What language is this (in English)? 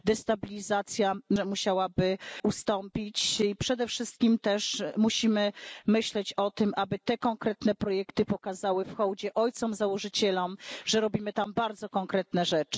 Polish